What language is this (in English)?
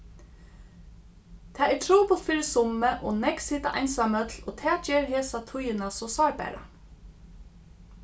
Faroese